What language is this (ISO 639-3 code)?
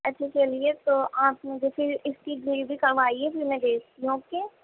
urd